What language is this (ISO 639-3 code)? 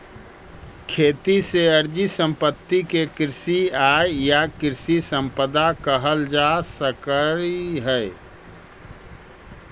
mag